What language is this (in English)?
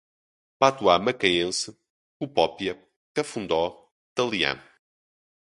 Portuguese